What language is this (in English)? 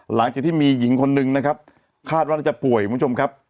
Thai